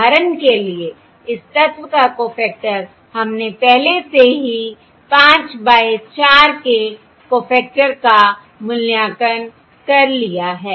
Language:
Hindi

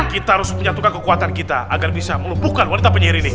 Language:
Indonesian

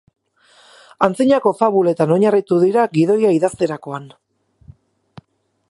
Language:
Basque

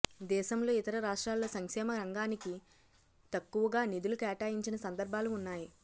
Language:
Telugu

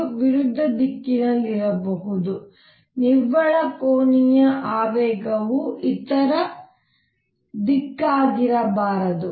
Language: Kannada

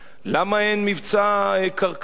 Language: Hebrew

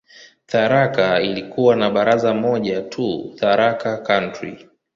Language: Swahili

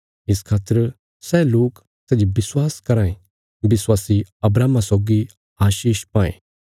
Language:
Bilaspuri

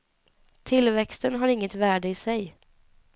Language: Swedish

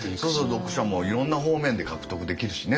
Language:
Japanese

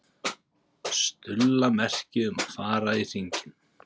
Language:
Icelandic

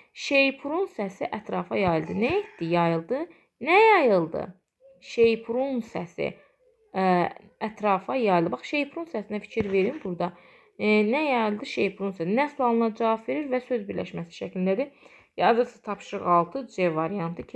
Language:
Turkish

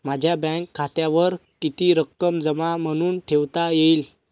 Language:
Marathi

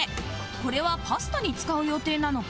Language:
Japanese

